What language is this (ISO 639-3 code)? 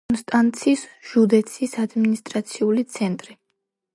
kat